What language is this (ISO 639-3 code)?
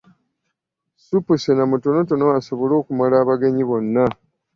lug